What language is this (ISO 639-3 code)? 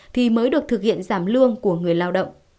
vie